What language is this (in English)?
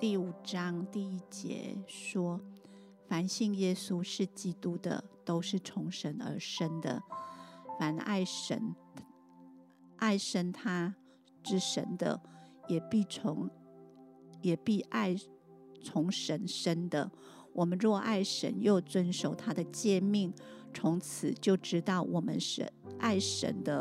Chinese